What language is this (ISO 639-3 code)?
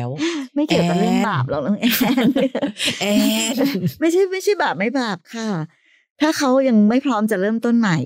tha